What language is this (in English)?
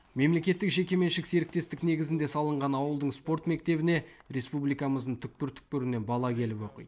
Kazakh